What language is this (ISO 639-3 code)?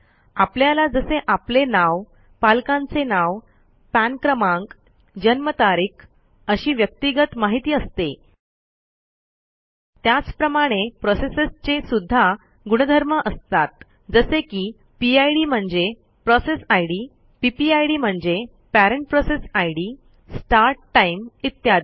mar